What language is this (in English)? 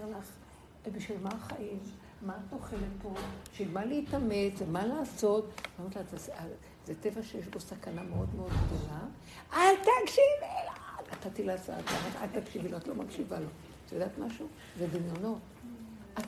Hebrew